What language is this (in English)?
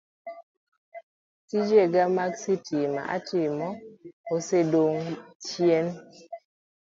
Luo (Kenya and Tanzania)